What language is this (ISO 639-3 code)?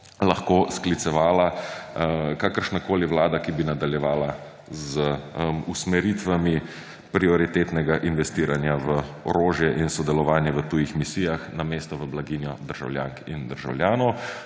slv